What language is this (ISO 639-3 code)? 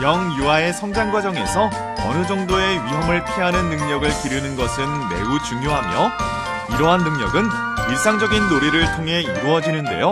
kor